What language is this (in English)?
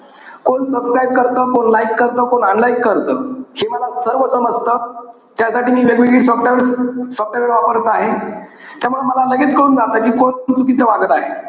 Marathi